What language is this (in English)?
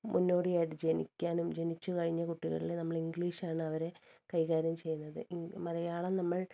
Malayalam